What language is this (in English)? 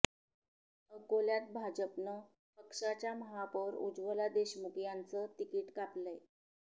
Marathi